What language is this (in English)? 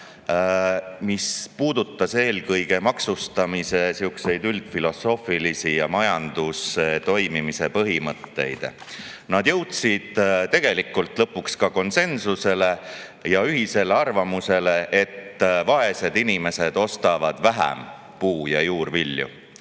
Estonian